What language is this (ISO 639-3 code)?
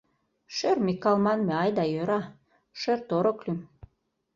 chm